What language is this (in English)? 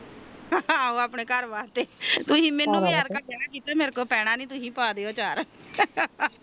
Punjabi